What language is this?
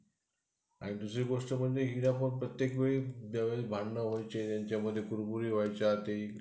Marathi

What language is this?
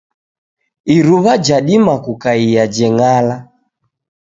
Taita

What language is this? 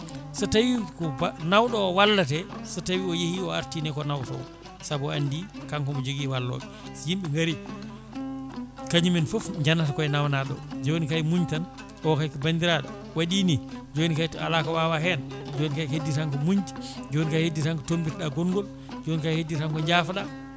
Fula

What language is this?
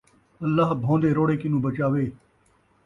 Saraiki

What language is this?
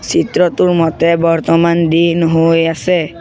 Assamese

